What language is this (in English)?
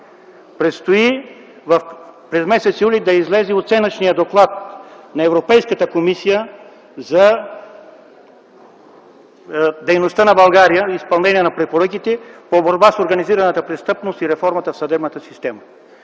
Bulgarian